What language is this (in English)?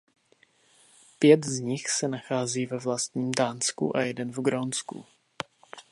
Czech